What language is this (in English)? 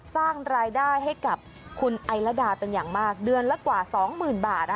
Thai